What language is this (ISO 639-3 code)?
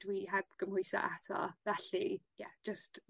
cym